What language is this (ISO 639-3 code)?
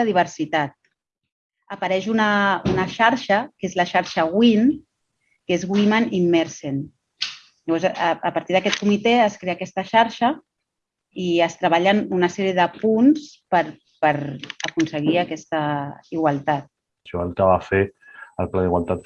cat